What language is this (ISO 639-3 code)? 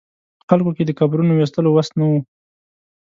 pus